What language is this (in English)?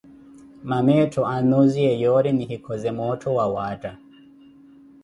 Koti